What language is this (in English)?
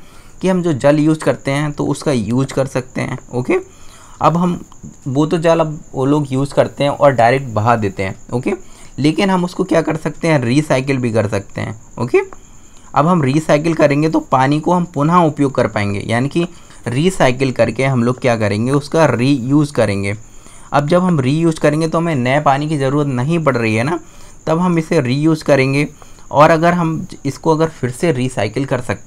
Hindi